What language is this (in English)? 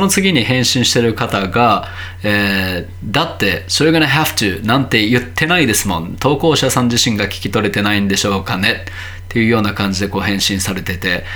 Japanese